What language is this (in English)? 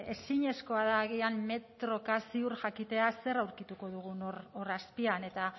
Basque